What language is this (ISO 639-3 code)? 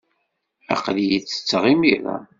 kab